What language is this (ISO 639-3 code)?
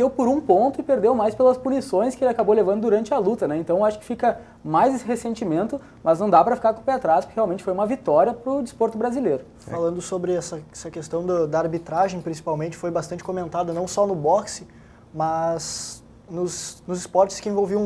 por